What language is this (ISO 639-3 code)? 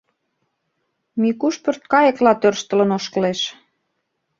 chm